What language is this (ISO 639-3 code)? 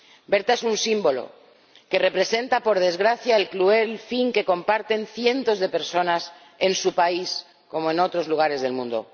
spa